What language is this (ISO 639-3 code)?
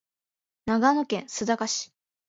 jpn